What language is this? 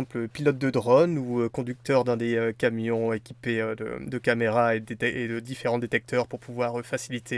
French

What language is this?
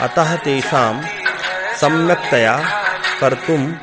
Sanskrit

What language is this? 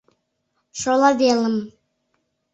Mari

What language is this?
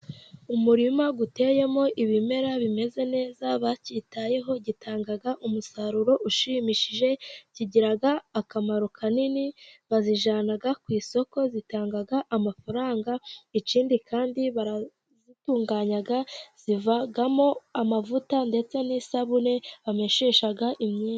Kinyarwanda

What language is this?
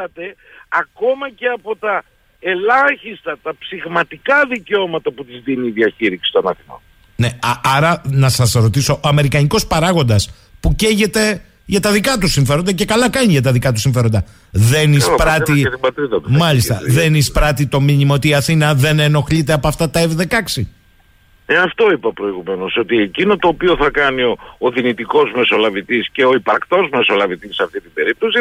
Greek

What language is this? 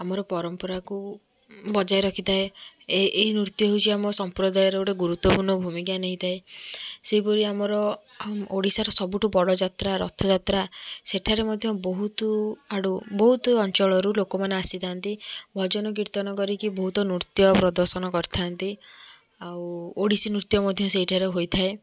Odia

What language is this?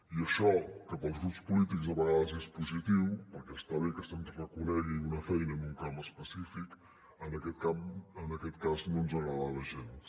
Catalan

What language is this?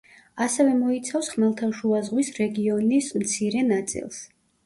Georgian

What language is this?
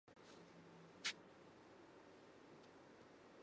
Japanese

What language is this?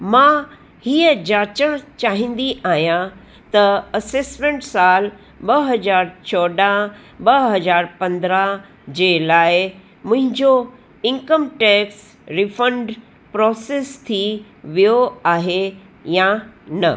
Sindhi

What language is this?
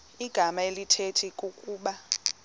Xhosa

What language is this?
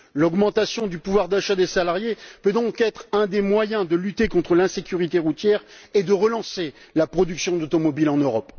French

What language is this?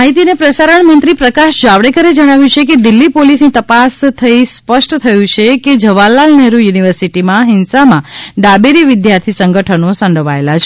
Gujarati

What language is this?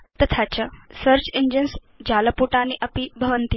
Sanskrit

